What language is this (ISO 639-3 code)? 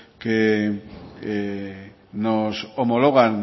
spa